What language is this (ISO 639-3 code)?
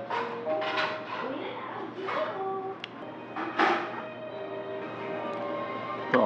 kor